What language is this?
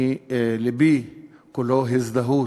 Hebrew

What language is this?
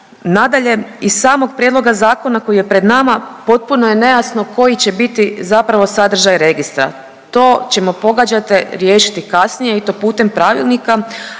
Croatian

